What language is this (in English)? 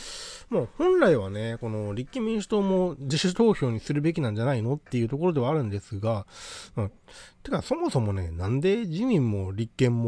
Japanese